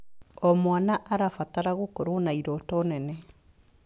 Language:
Kikuyu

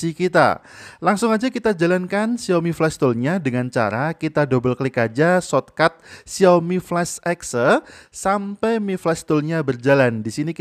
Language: Indonesian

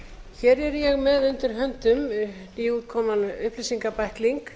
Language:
Icelandic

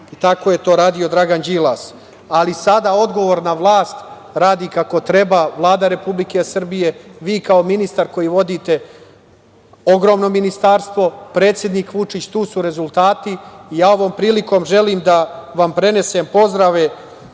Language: Serbian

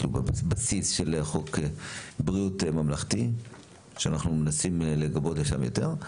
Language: Hebrew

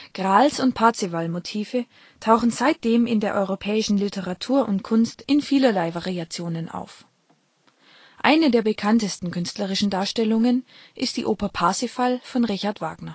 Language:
German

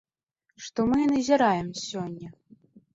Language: Belarusian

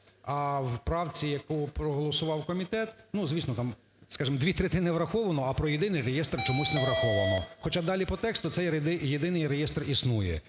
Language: Ukrainian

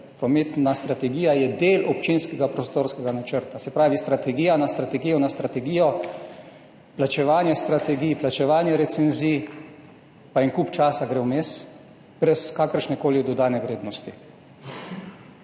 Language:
Slovenian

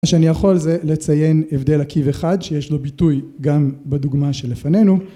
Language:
Hebrew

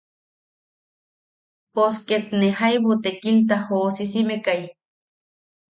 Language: Yaqui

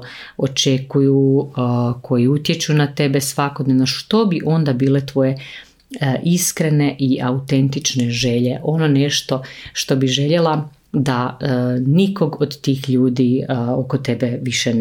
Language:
Croatian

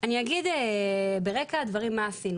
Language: Hebrew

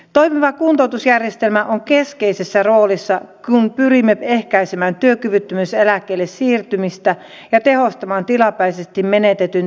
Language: Finnish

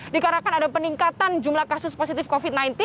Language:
Indonesian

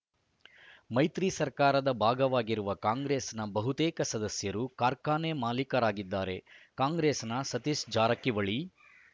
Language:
Kannada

